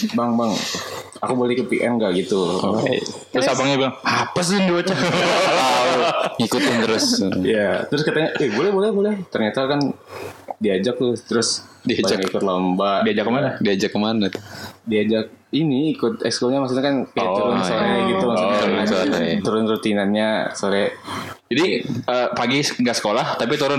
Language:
Indonesian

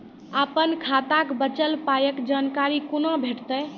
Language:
Maithili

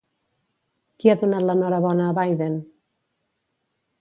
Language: Catalan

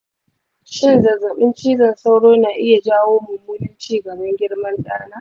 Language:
Hausa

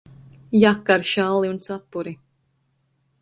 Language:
Latvian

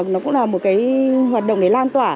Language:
Vietnamese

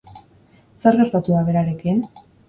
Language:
Basque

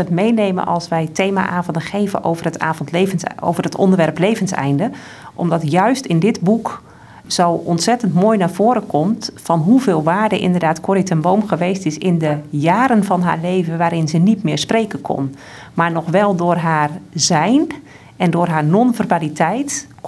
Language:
Dutch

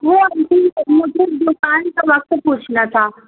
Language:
Urdu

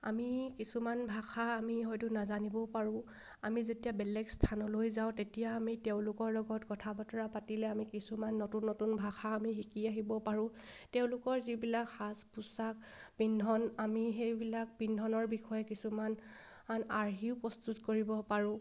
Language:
Assamese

